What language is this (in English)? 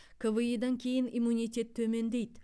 Kazakh